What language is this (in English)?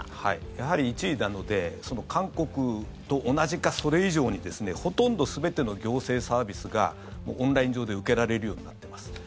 Japanese